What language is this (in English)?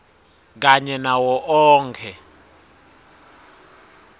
Swati